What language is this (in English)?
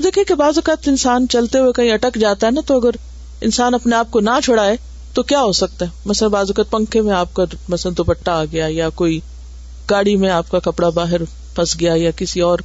Urdu